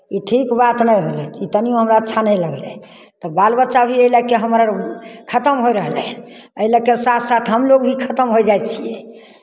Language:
Maithili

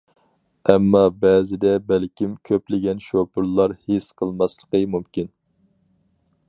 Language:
Uyghur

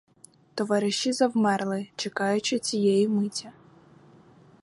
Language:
Ukrainian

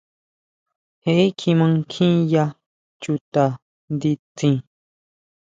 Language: Huautla Mazatec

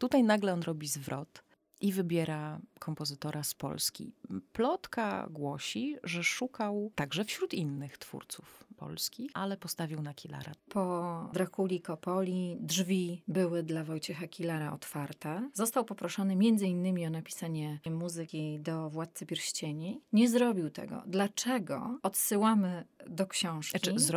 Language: Polish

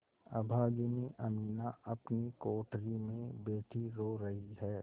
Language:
Hindi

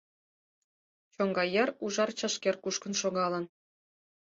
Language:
Mari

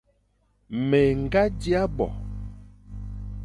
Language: Fang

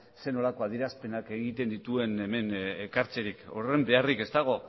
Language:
Basque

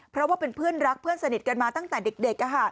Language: Thai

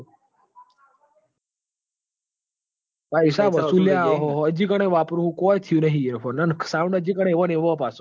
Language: Gujarati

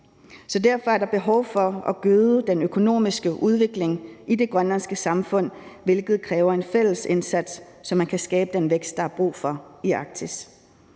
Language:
Danish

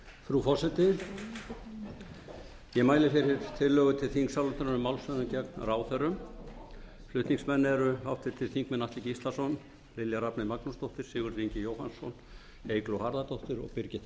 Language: Icelandic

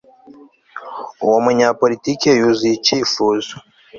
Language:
Kinyarwanda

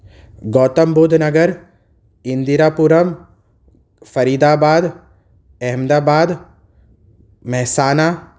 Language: Urdu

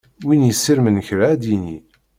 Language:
Kabyle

